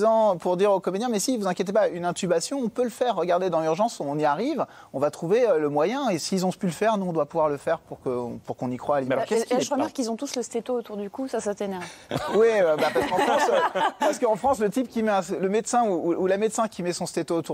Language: French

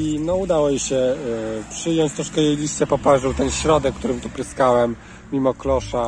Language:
Polish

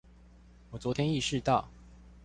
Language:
Chinese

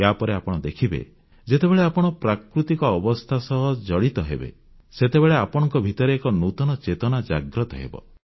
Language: Odia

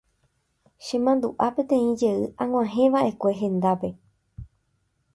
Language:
Guarani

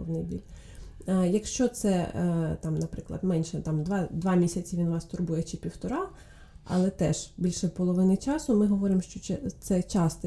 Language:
Ukrainian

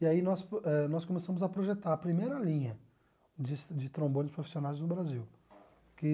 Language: Portuguese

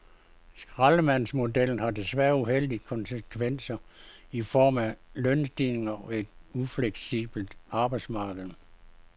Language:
Danish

